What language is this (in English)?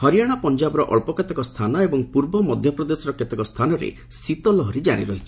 Odia